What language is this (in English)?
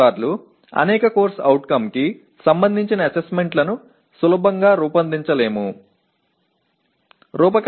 Tamil